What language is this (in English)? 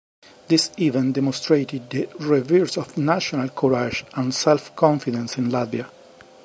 English